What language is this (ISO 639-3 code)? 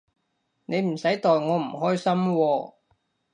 yue